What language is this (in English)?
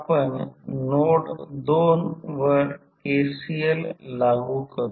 Marathi